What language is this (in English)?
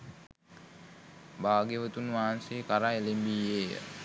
Sinhala